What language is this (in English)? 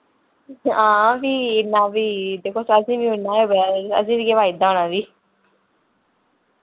Dogri